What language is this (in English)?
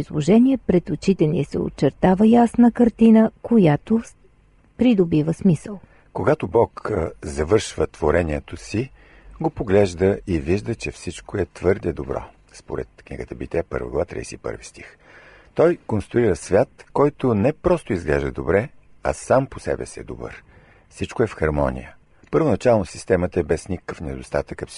Bulgarian